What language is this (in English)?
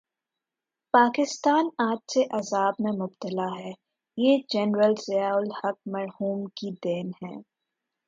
Urdu